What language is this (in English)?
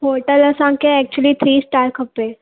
Sindhi